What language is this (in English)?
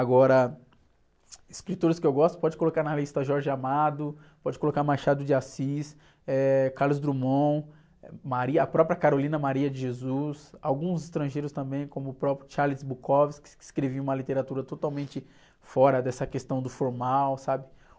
Portuguese